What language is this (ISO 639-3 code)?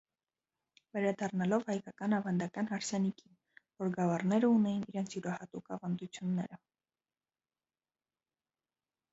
hye